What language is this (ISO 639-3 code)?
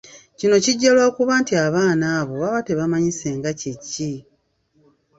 lug